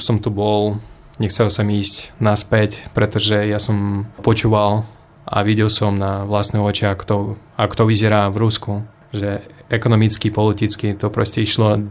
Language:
Slovak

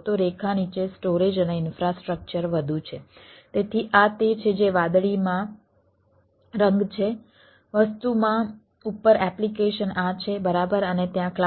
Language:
Gujarati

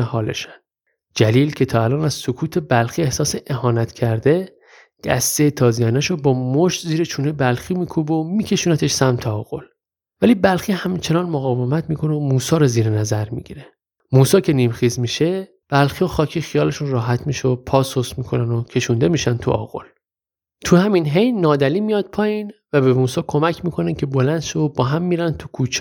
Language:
Persian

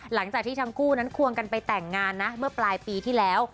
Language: Thai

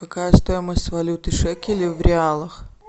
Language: Russian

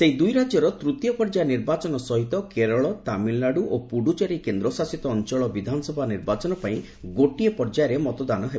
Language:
Odia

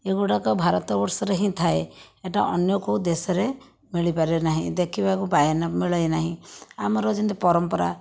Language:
Odia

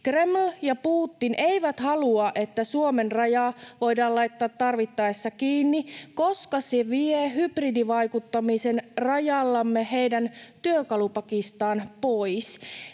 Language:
Finnish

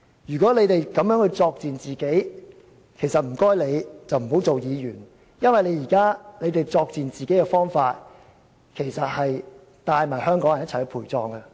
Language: Cantonese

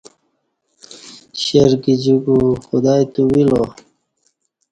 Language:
Kati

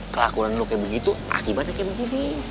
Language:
Indonesian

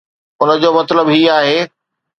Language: Sindhi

